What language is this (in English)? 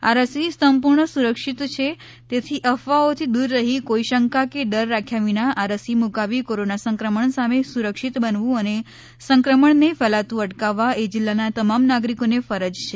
Gujarati